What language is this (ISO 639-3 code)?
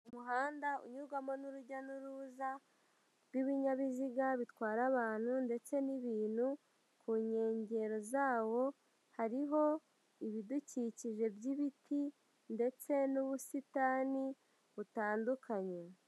kin